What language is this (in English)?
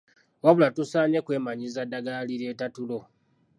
Ganda